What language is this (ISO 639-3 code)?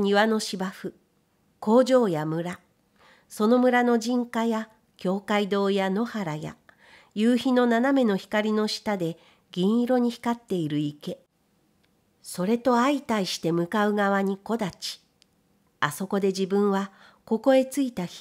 jpn